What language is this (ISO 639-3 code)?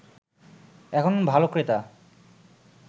ben